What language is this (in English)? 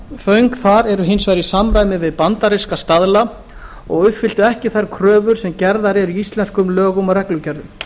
Icelandic